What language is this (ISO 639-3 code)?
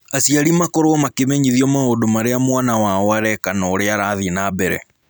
kik